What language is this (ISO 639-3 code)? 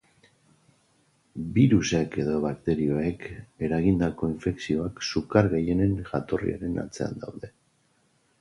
eus